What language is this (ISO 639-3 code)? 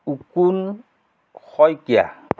asm